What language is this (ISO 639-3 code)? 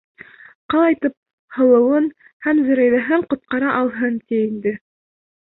bak